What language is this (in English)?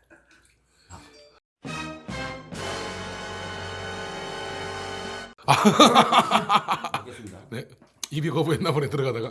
Korean